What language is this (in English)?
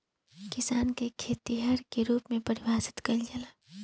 Bhojpuri